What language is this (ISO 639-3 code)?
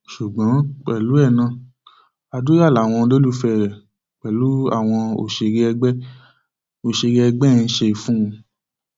yor